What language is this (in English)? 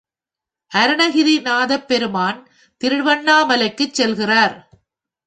Tamil